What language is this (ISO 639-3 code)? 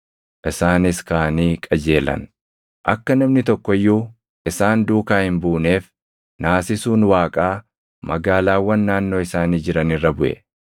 orm